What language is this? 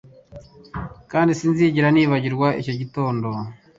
Kinyarwanda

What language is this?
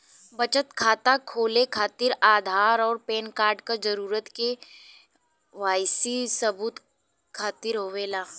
Bhojpuri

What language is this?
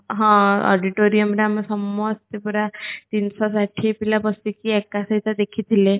Odia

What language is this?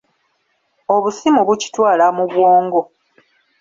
Ganda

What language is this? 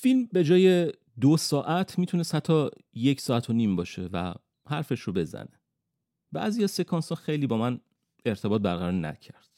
Persian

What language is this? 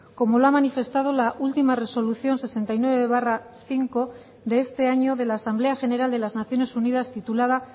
Spanish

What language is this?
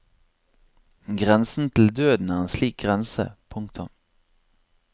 Norwegian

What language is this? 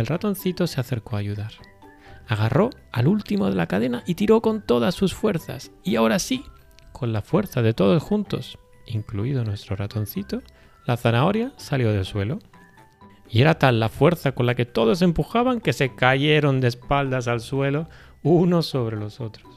Spanish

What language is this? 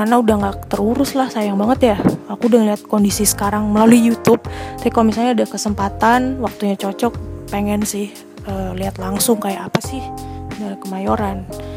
Indonesian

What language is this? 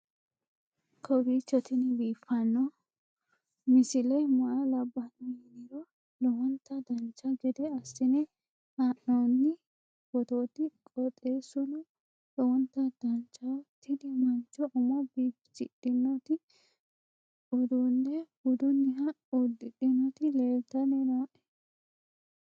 Sidamo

